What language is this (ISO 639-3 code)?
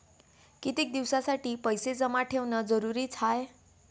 mar